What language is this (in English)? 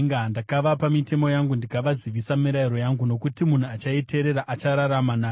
Shona